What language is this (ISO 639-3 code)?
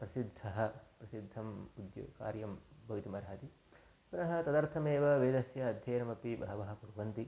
san